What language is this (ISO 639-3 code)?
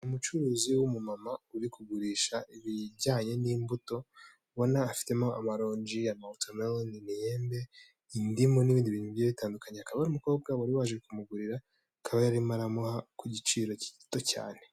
kin